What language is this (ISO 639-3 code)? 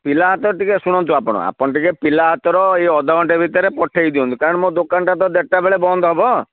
ori